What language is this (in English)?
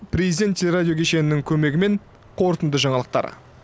Kazakh